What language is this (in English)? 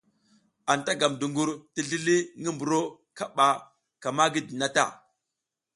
South Giziga